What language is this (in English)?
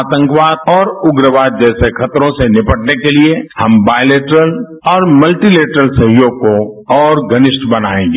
Hindi